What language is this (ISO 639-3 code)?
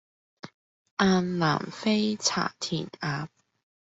yue